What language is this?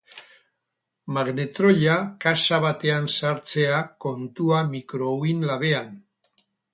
Basque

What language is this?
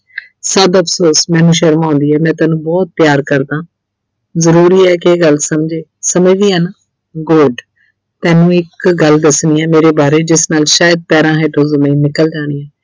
Punjabi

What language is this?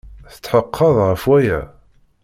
Kabyle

